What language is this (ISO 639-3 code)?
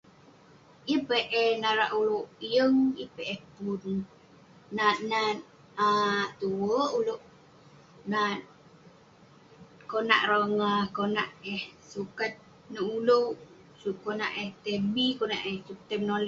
pne